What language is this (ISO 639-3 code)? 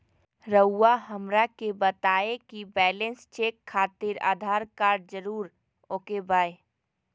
mag